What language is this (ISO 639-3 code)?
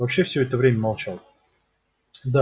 rus